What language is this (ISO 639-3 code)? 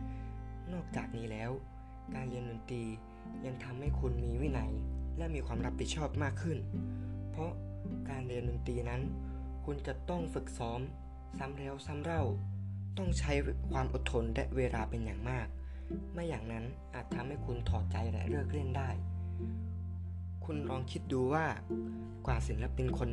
tha